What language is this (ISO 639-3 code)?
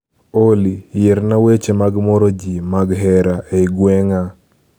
luo